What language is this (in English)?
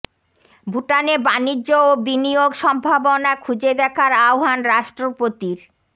Bangla